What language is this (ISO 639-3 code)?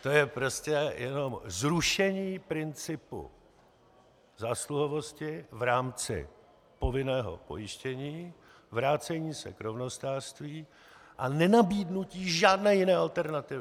ces